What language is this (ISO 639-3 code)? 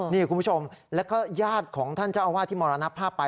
tha